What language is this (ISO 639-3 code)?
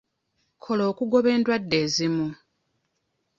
lug